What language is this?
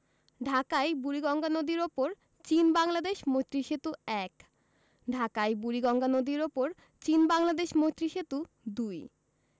Bangla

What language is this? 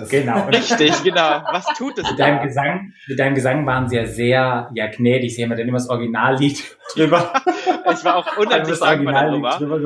German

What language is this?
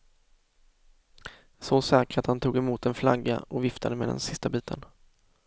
Swedish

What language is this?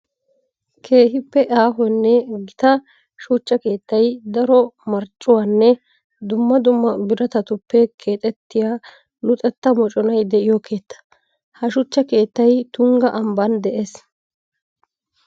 Wolaytta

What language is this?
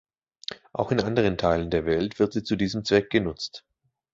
German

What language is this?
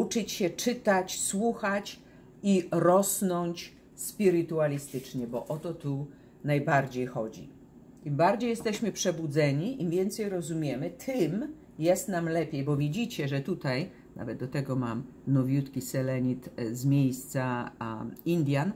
Polish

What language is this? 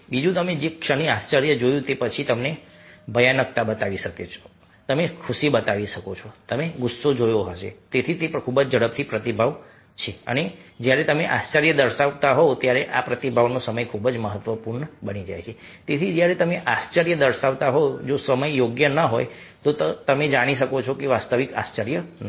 Gujarati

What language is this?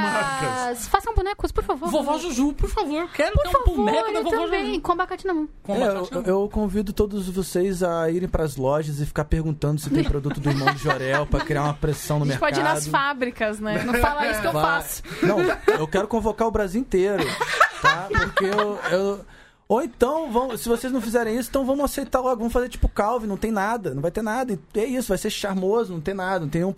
Portuguese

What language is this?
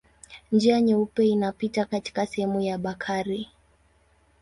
Swahili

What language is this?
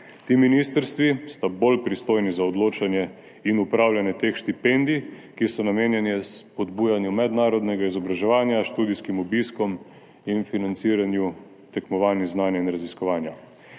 Slovenian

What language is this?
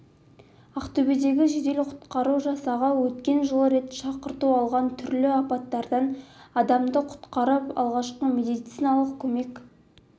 Kazakh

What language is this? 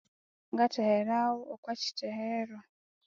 Konzo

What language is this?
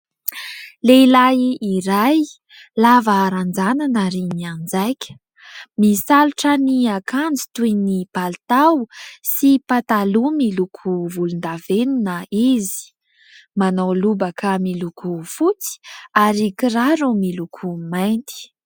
Malagasy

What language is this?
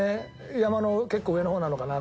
Japanese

